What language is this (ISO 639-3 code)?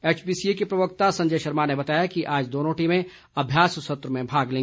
hin